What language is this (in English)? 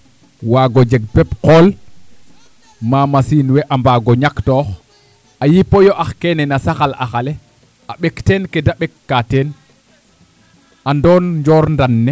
Serer